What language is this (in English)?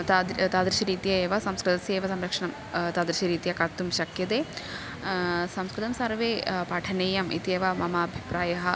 Sanskrit